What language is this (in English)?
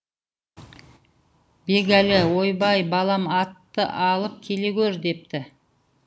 Kazakh